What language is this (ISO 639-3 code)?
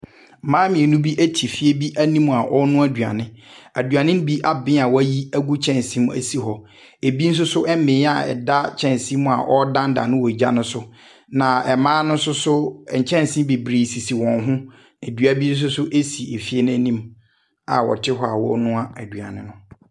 aka